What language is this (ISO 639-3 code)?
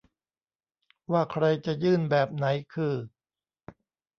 tha